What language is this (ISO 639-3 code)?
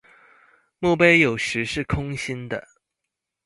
zho